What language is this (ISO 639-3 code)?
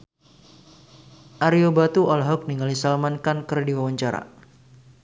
sun